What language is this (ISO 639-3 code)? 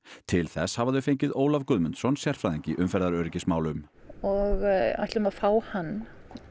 isl